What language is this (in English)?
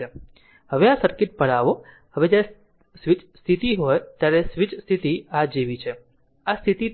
Gujarati